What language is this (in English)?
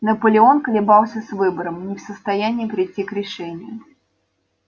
Russian